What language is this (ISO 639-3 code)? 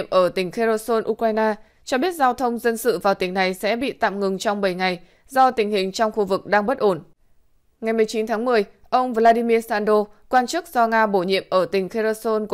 vie